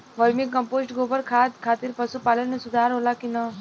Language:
Bhojpuri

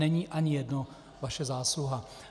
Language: Czech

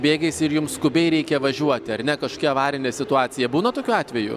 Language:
Lithuanian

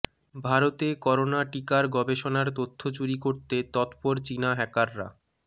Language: Bangla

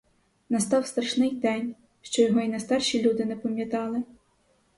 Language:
Ukrainian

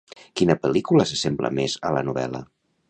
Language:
Catalan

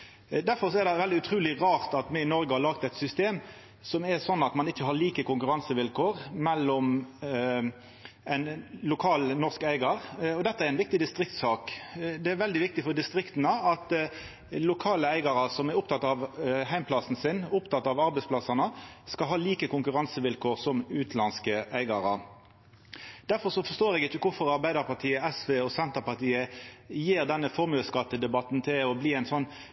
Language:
Norwegian Nynorsk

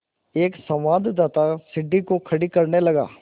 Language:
Hindi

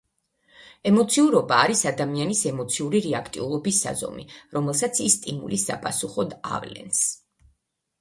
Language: Georgian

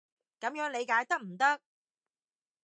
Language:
Cantonese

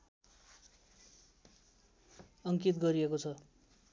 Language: Nepali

